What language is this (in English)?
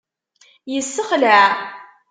Kabyle